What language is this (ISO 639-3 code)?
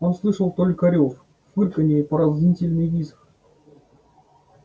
rus